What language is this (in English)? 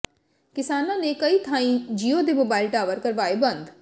Punjabi